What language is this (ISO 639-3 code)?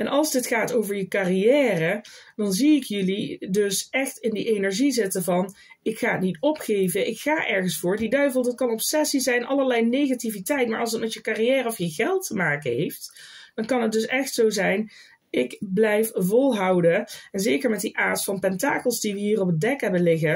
nld